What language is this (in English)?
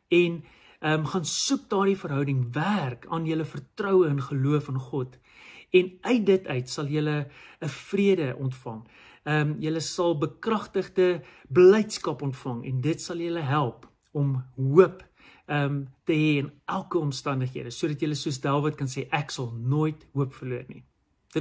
Dutch